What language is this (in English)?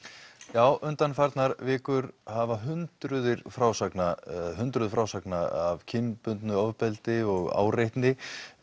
Icelandic